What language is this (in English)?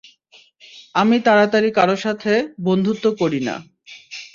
Bangla